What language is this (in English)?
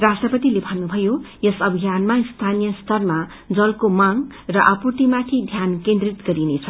Nepali